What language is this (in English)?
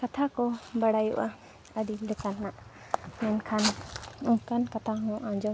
Santali